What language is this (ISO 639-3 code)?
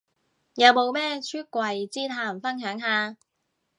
yue